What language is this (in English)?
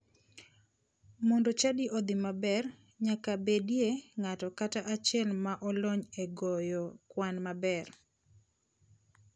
Luo (Kenya and Tanzania)